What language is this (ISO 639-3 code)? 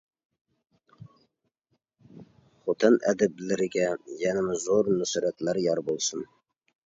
uig